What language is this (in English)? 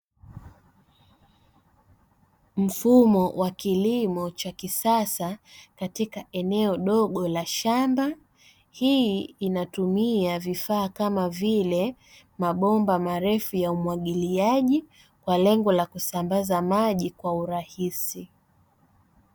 Swahili